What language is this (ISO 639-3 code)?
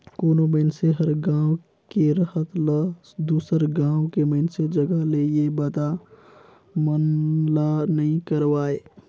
hne